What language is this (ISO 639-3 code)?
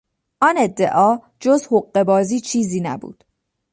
fas